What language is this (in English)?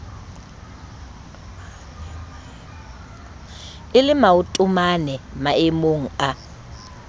Southern Sotho